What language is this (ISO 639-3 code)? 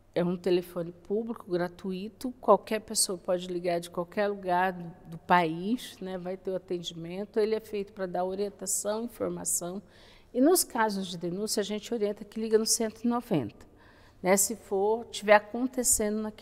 por